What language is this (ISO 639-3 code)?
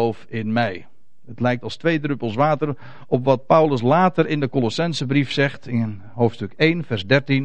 nld